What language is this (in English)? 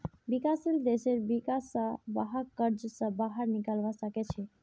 Magahi